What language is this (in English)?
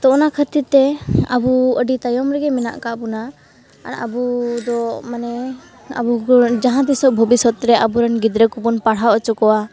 Santali